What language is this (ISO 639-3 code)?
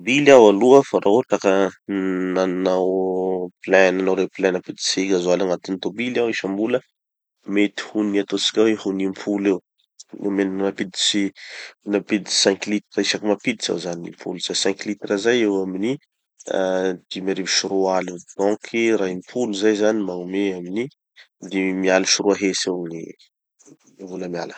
txy